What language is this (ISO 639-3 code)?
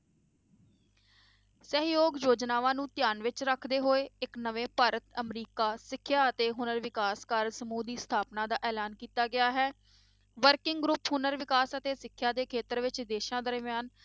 pan